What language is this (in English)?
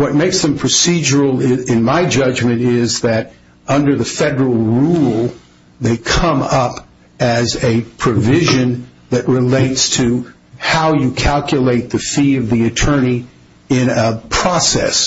English